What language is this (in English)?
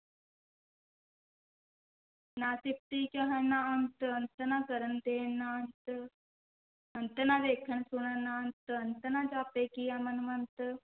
Punjabi